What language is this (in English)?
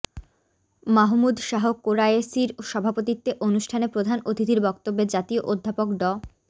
Bangla